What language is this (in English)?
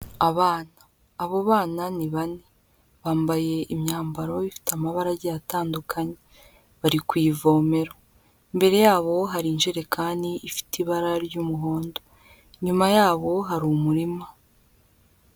Kinyarwanda